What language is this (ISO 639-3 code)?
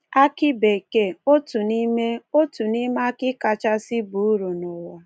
ibo